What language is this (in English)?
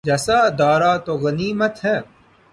Urdu